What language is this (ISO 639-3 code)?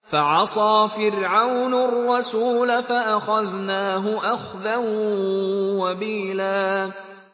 ara